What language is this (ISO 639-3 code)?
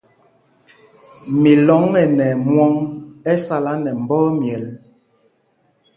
mgg